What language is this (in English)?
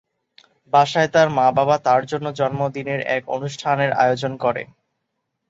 Bangla